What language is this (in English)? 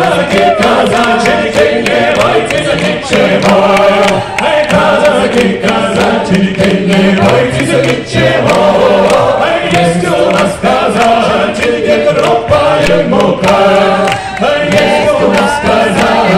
Arabic